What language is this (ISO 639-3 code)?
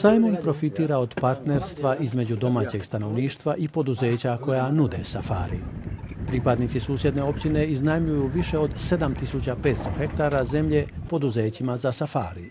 hrv